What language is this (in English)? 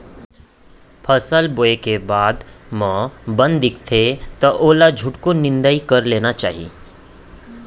Chhattisgarhi